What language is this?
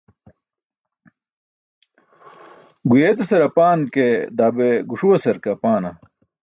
Burushaski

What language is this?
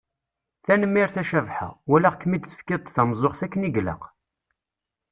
Kabyle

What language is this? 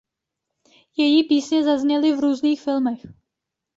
Czech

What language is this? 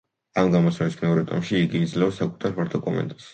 Georgian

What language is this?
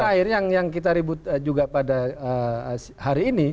Indonesian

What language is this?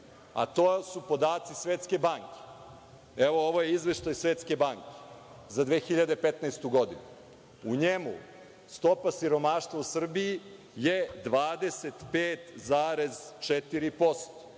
Serbian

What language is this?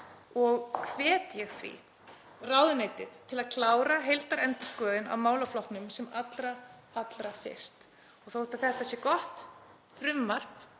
Icelandic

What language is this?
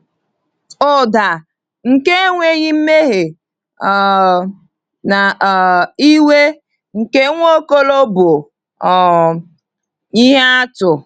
Igbo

